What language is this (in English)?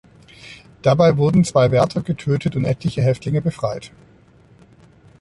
German